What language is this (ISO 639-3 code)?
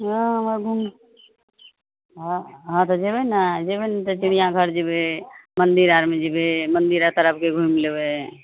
mai